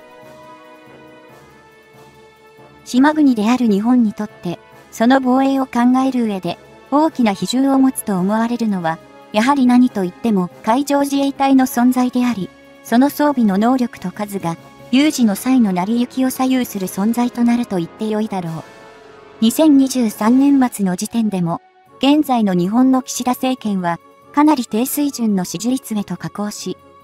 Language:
Japanese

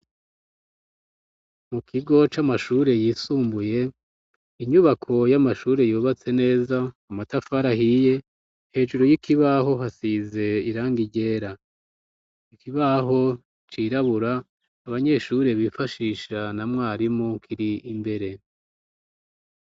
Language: Rundi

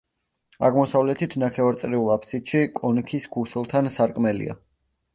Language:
Georgian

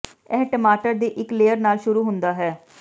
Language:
Punjabi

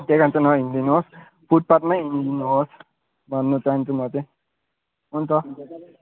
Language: Nepali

